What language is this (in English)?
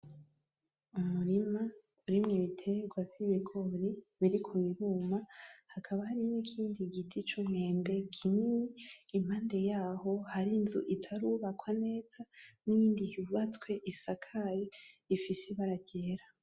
Rundi